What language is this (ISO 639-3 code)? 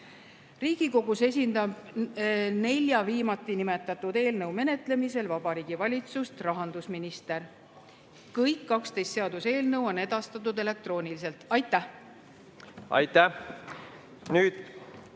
est